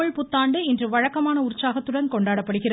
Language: Tamil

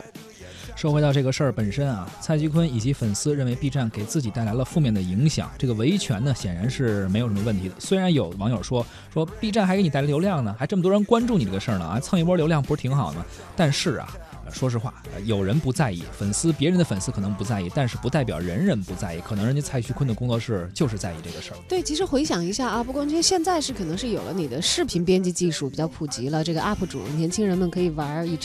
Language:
Chinese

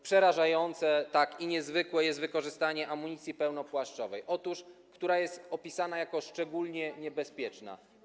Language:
Polish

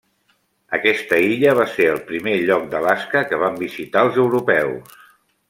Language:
Catalan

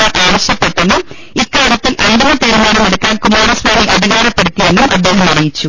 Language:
Malayalam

